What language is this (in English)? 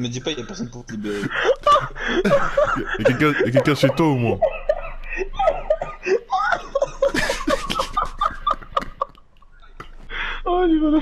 French